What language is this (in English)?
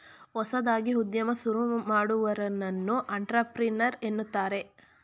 Kannada